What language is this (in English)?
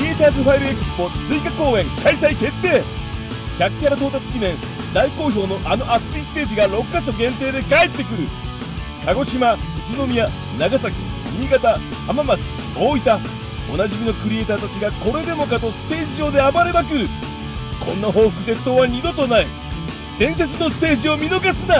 Japanese